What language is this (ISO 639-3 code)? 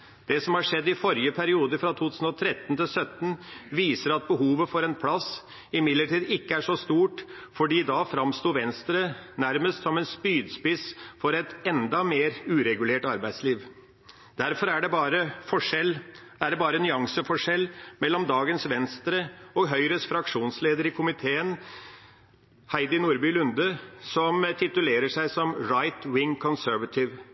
nob